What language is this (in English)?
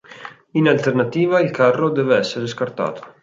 Italian